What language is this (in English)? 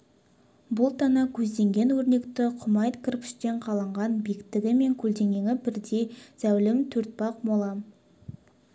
Kazakh